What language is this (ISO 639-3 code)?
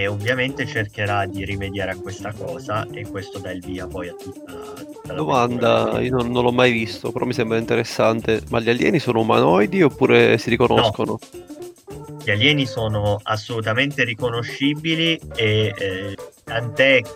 ita